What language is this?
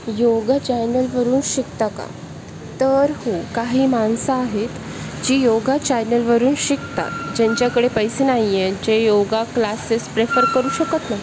Marathi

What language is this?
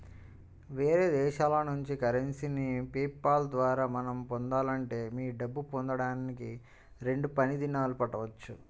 Telugu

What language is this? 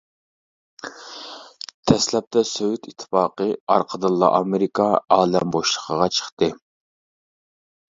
Uyghur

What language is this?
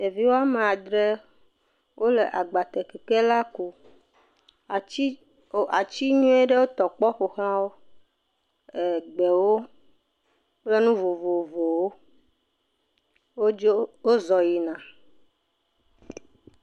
Ewe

